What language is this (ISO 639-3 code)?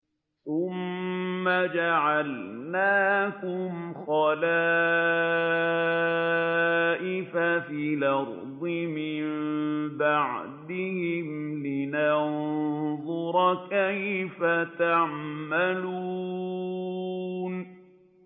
ara